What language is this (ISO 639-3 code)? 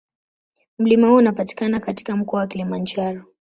swa